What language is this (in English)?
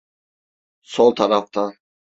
Turkish